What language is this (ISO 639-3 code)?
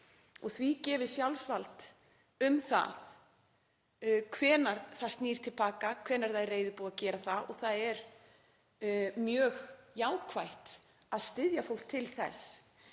isl